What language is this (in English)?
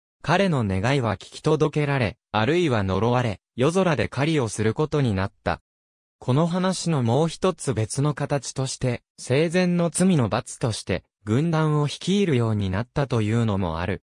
Japanese